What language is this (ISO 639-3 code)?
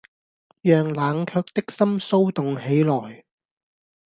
yue